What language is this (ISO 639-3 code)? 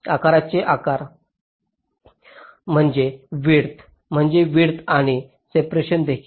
mar